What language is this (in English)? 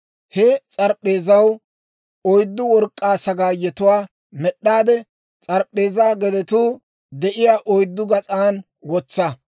Dawro